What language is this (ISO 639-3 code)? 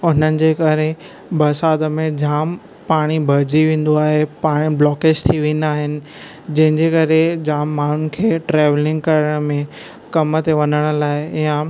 snd